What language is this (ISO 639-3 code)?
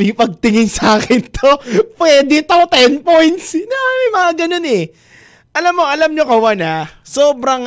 fil